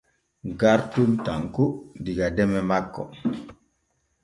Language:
Borgu Fulfulde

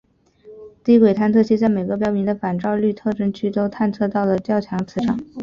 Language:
Chinese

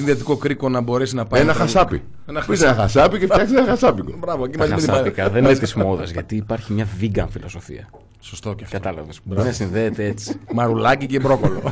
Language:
Greek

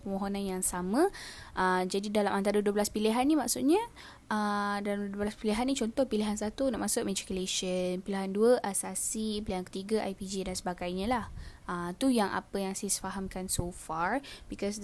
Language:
Malay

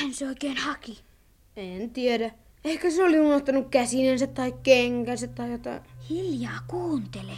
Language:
Finnish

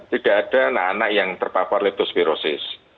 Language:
Indonesian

